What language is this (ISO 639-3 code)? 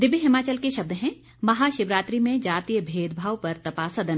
hin